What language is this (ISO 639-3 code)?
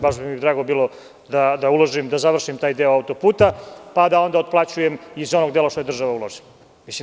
srp